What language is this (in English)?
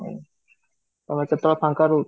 Odia